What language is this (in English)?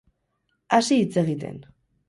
Basque